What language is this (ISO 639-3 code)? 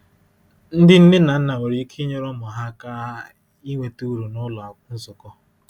ibo